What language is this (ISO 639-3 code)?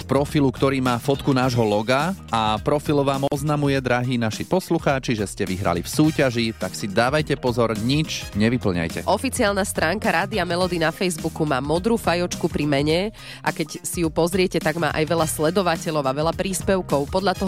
slk